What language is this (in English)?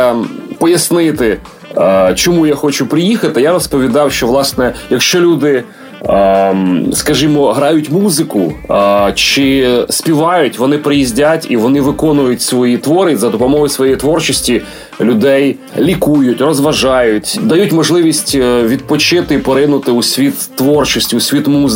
Ukrainian